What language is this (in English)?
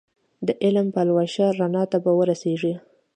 Pashto